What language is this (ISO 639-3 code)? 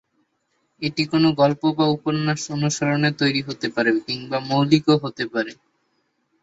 ben